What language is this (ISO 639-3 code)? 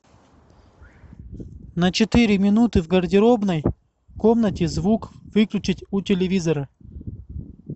rus